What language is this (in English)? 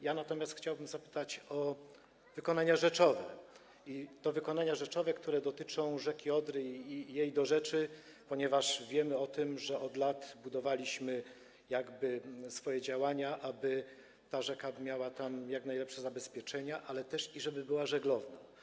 Polish